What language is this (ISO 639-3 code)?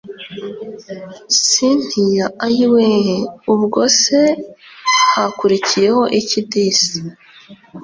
kin